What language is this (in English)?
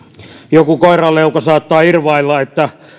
Finnish